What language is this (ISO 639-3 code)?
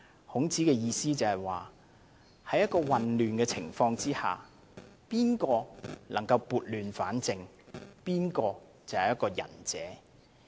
yue